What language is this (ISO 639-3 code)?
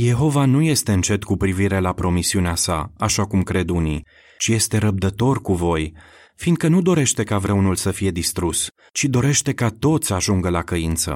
ron